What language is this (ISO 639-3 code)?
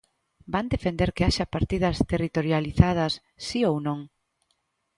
glg